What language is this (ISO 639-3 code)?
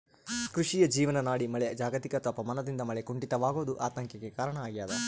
kan